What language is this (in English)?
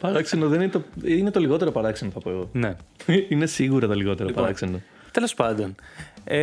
Greek